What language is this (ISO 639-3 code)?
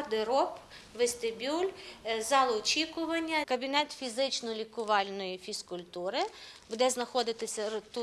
ukr